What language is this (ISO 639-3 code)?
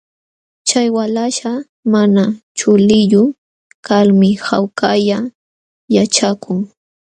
qxw